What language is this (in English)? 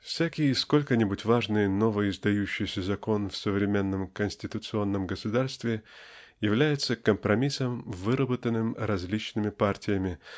Russian